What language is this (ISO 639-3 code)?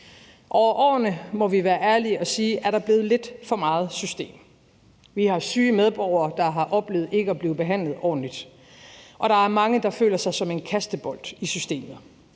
dan